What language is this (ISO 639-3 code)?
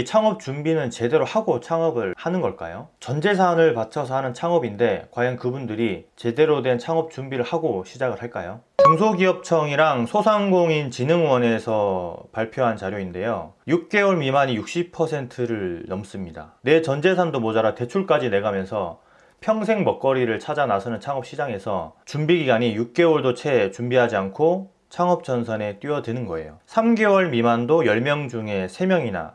kor